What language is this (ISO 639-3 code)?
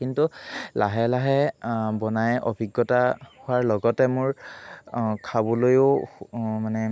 asm